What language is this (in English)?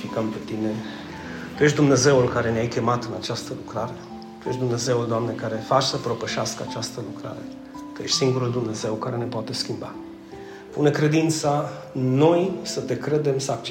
Romanian